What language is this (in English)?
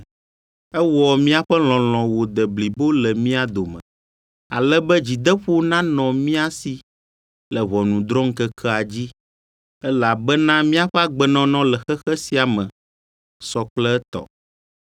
Ewe